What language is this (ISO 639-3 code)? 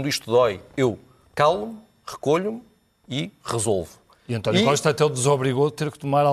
por